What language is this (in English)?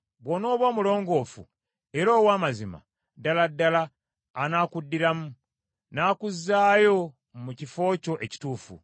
Ganda